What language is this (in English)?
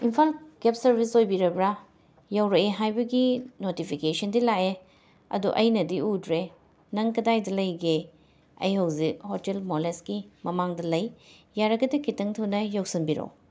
Manipuri